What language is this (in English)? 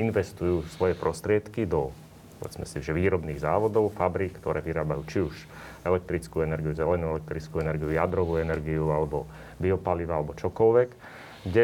Slovak